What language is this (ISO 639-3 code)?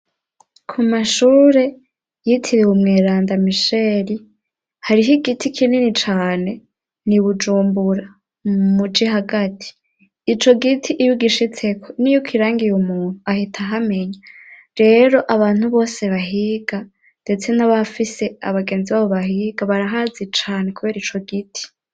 run